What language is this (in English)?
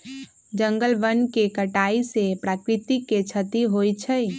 Magahi